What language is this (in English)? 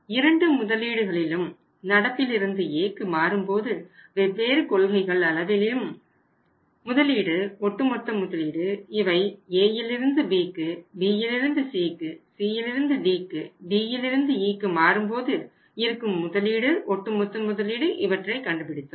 Tamil